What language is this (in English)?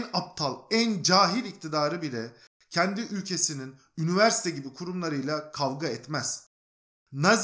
Turkish